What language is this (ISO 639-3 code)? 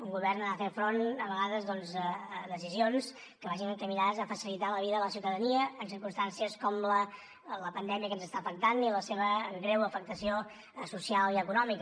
cat